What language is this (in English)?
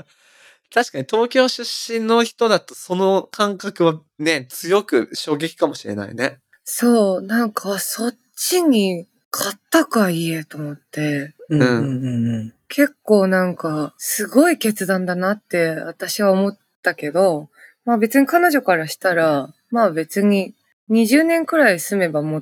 Japanese